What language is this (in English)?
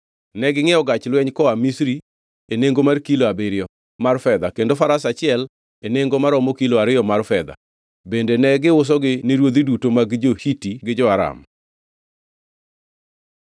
Luo (Kenya and Tanzania)